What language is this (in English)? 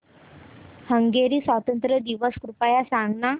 Marathi